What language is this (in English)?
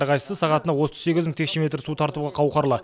Kazakh